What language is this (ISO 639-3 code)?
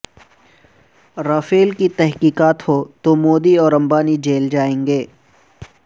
urd